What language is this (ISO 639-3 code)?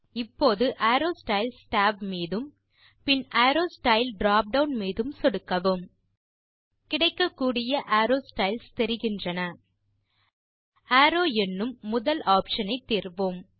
tam